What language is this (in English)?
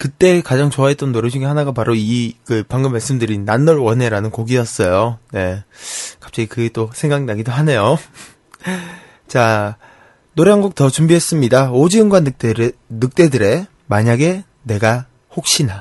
Korean